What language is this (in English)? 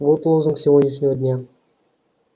Russian